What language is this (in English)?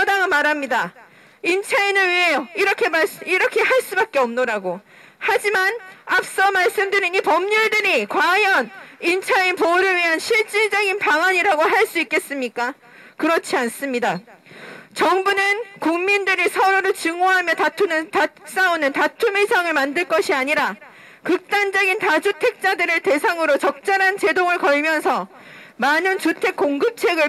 Korean